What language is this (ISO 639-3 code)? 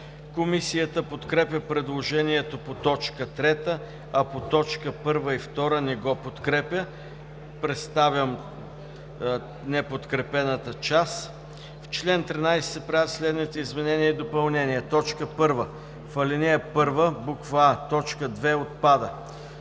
bul